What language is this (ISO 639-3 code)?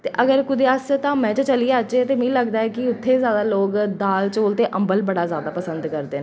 doi